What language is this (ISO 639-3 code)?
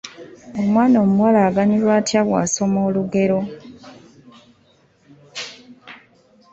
lug